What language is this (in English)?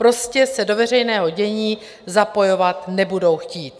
Czech